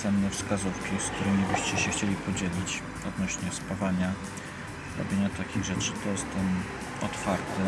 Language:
Polish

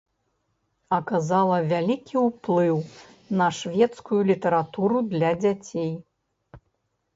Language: Belarusian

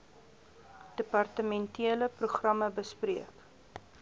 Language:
Afrikaans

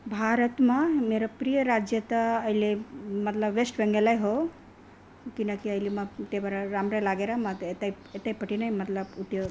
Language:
Nepali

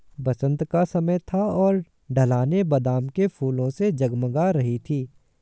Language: Hindi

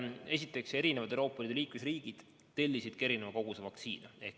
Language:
Estonian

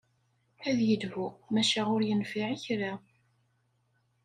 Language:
Kabyle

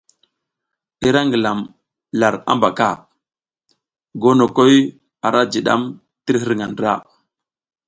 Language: South Giziga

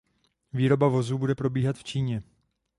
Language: Czech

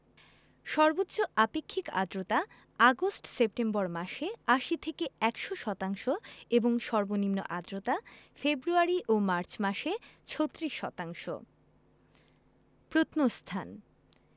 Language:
Bangla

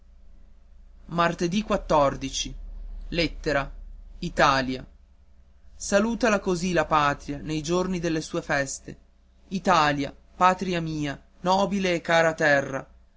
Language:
Italian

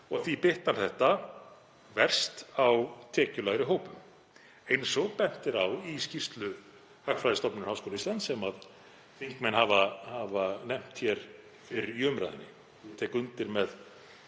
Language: Icelandic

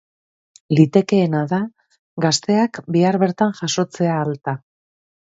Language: Basque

